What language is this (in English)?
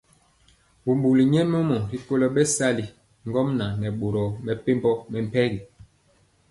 Mpiemo